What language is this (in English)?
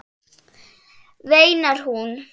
Icelandic